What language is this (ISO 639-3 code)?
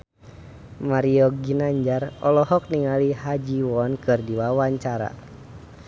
sun